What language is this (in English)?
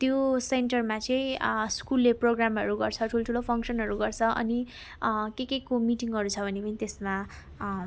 Nepali